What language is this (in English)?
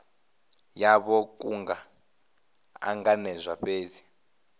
Venda